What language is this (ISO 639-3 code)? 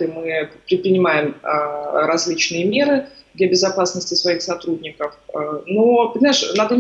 rus